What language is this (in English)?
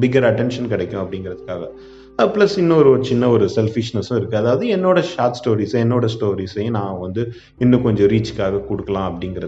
Tamil